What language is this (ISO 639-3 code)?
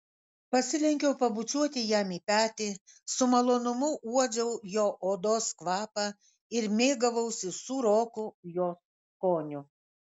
lit